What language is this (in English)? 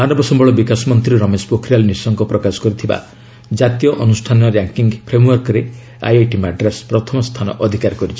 Odia